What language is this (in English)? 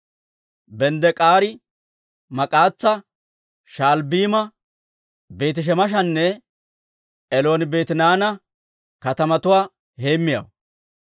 Dawro